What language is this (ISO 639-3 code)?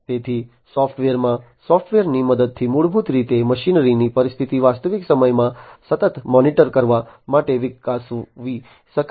guj